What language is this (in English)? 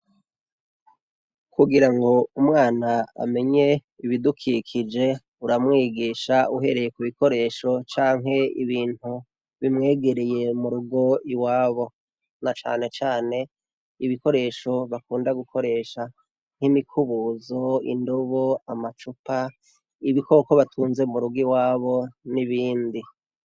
Rundi